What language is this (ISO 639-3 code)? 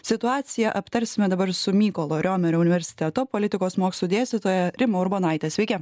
lit